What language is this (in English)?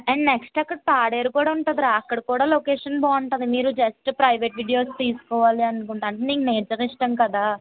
Telugu